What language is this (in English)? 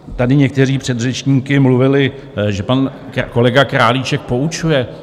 Czech